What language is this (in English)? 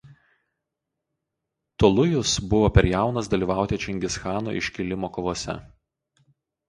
Lithuanian